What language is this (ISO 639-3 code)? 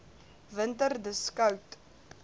afr